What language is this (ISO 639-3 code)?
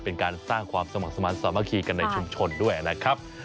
tha